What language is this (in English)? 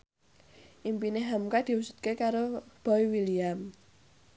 Javanese